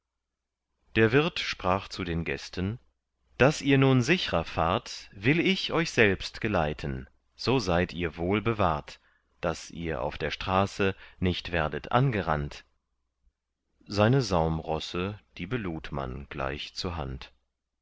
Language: German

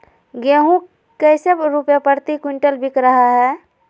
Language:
Magahi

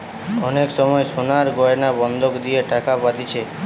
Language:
Bangla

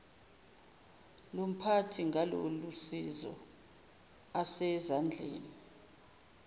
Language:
Zulu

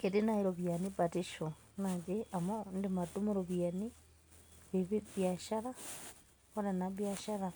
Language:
Masai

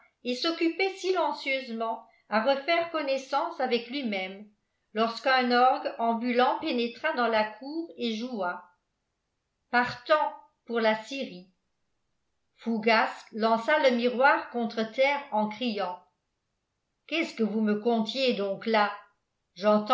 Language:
French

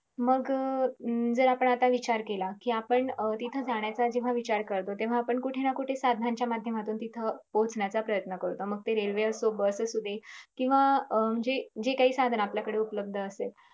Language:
Marathi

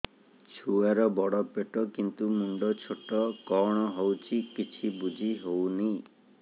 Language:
Odia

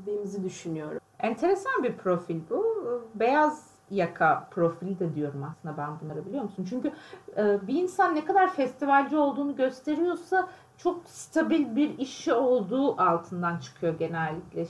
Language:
Turkish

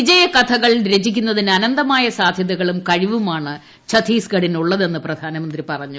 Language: Malayalam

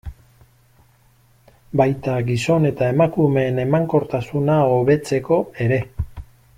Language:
Basque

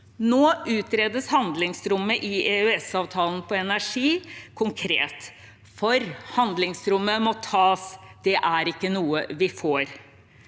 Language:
Norwegian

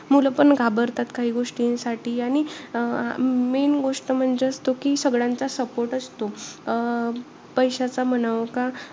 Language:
Marathi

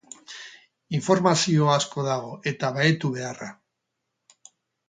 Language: Basque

